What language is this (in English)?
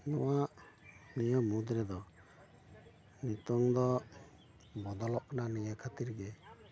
Santali